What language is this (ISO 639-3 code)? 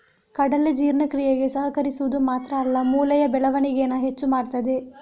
kan